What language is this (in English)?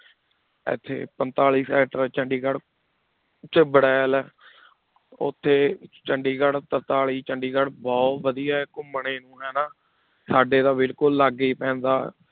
Punjabi